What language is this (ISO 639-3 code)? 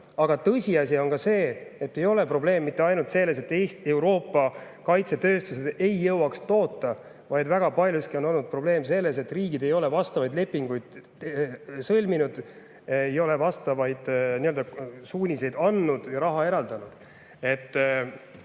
est